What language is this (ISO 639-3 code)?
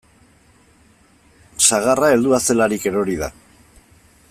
eus